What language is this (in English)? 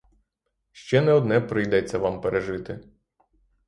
Ukrainian